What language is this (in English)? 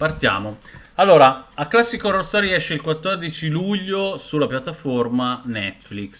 Italian